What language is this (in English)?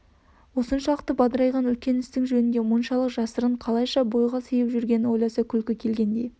Kazakh